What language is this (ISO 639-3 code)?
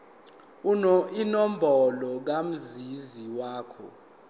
zul